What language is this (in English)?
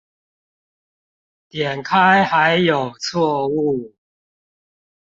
Chinese